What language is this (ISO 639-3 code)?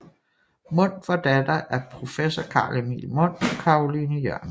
dan